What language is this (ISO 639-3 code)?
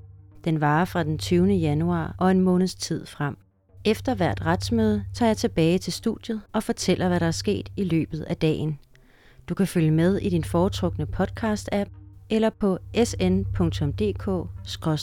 dan